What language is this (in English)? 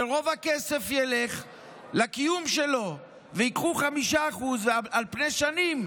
Hebrew